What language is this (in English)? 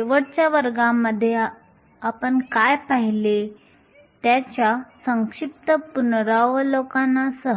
Marathi